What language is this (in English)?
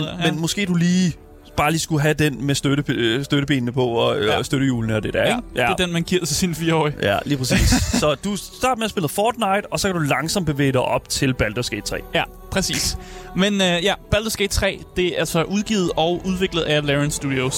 Danish